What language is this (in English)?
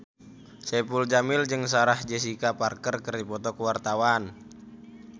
Sundanese